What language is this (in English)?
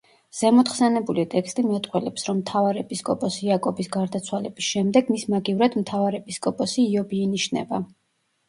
Georgian